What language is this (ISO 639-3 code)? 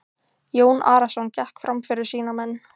isl